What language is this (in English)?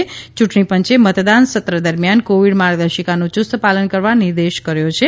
Gujarati